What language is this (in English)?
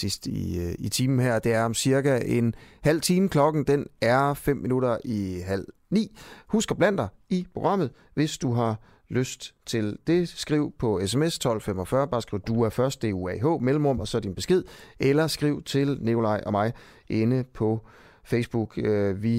Danish